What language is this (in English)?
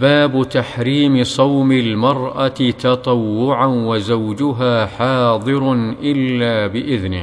Arabic